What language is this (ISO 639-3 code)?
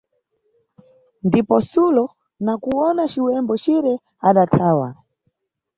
nyu